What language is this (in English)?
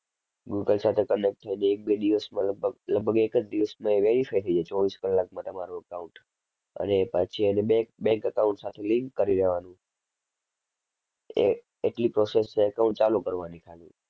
Gujarati